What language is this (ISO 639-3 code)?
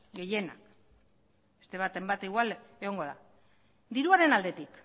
eus